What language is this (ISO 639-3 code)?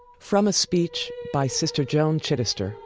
eng